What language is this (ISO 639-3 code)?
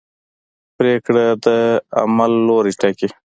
pus